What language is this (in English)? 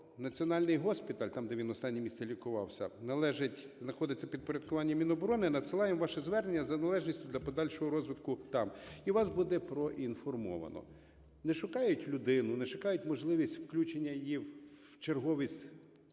Ukrainian